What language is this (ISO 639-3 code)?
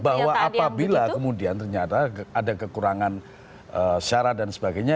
ind